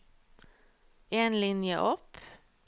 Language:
Norwegian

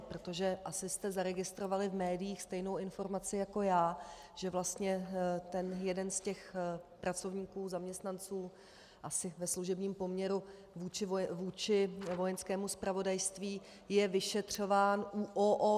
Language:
Czech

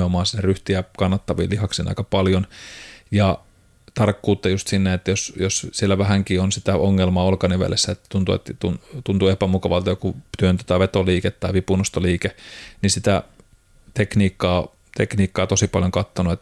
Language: Finnish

